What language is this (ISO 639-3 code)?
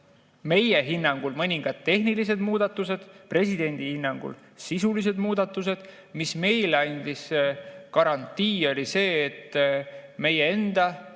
est